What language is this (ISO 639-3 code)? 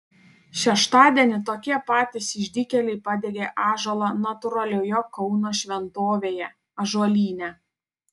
lit